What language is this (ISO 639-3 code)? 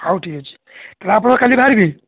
ori